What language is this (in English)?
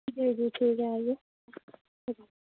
Urdu